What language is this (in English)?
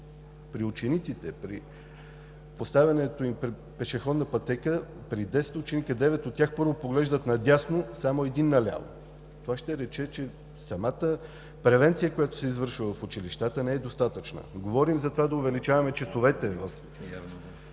Bulgarian